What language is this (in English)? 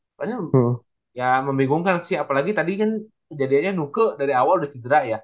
Indonesian